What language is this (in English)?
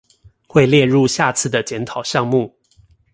Chinese